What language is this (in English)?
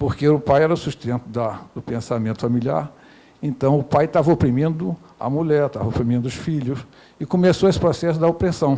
Portuguese